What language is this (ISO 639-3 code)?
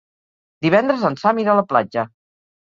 cat